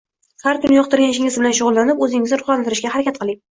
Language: Uzbek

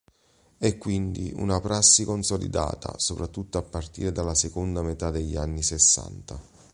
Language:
Italian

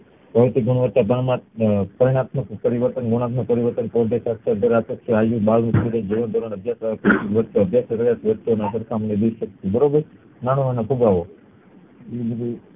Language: Gujarati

